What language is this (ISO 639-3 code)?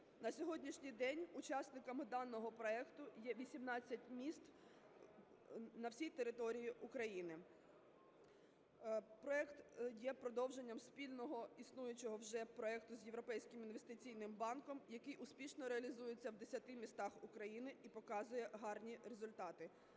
ukr